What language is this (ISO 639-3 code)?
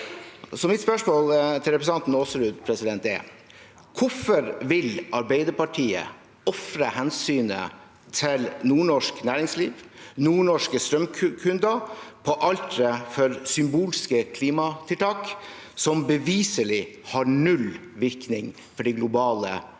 nor